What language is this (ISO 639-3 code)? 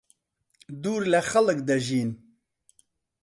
ckb